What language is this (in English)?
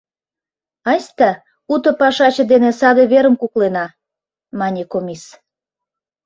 Mari